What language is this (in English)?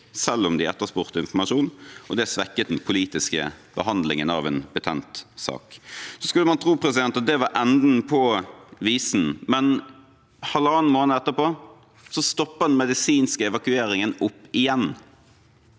Norwegian